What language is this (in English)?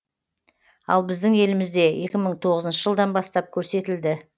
Kazakh